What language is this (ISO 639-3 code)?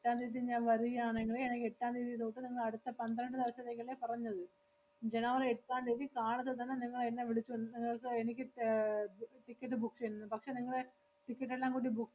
mal